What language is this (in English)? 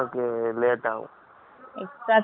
Tamil